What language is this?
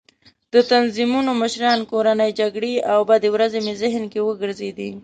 Pashto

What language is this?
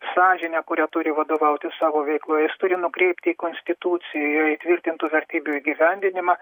Lithuanian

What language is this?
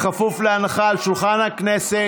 Hebrew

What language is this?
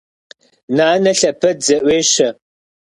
Kabardian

